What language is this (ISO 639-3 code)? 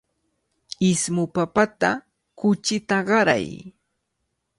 qvl